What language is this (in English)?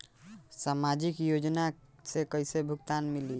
Bhojpuri